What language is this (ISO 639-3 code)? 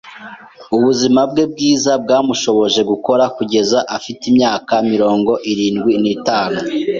kin